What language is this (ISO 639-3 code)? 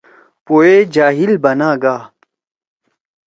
trw